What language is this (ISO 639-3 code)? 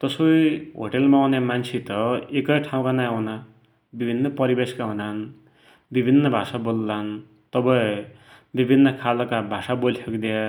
dty